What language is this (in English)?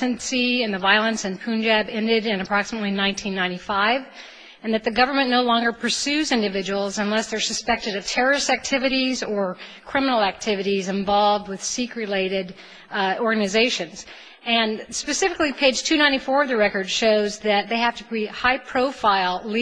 English